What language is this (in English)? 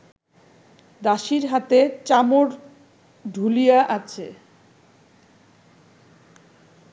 Bangla